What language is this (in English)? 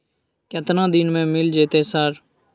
Maithili